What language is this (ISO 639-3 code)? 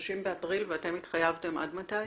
heb